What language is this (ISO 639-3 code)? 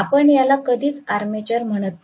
mar